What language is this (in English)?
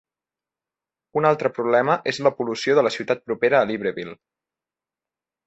Catalan